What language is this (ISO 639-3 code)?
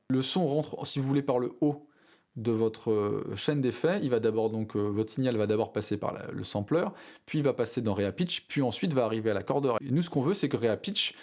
fra